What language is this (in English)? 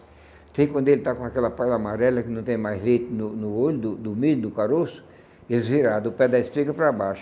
Portuguese